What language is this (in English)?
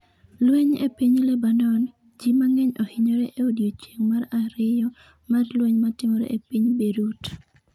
Luo (Kenya and Tanzania)